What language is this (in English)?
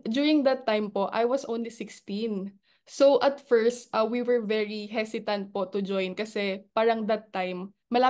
Filipino